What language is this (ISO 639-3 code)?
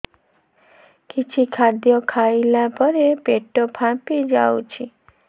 ori